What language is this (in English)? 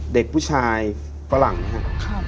Thai